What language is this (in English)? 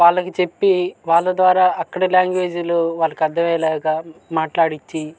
Telugu